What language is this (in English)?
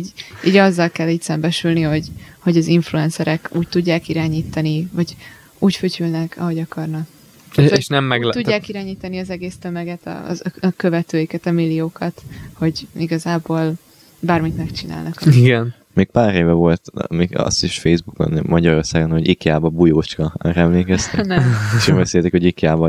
Hungarian